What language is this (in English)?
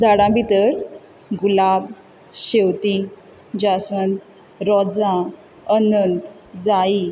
Konkani